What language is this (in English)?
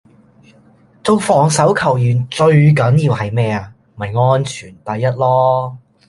Cantonese